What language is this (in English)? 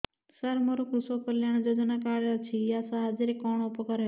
Odia